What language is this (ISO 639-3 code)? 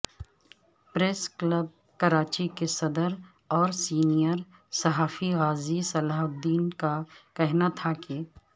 urd